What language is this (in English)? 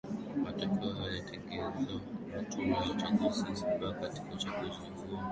Swahili